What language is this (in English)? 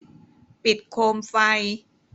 Thai